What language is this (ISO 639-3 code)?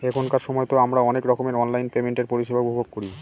ben